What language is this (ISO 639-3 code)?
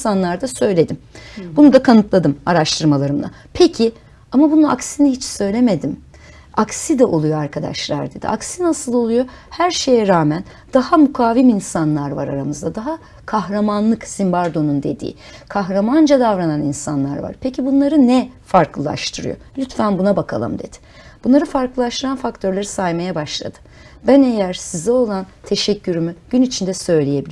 tur